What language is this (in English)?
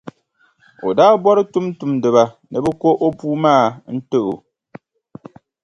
Dagbani